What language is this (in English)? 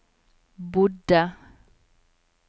Norwegian